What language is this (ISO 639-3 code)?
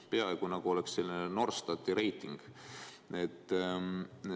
est